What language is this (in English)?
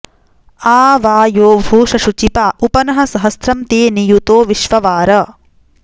Sanskrit